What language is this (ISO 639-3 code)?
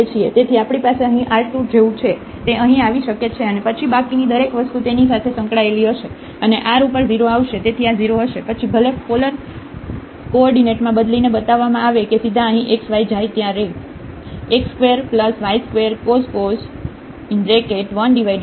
guj